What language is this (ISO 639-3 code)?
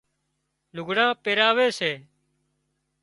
kxp